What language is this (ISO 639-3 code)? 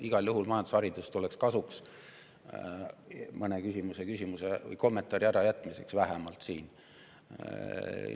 est